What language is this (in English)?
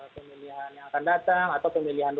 Indonesian